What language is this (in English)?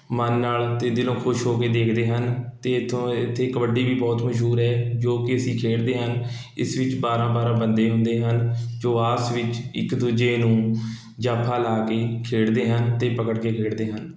Punjabi